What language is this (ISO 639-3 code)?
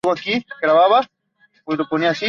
spa